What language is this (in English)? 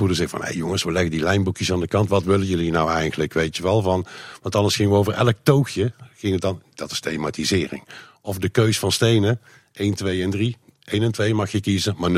Dutch